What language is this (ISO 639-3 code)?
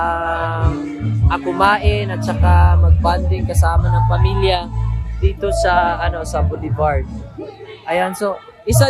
fil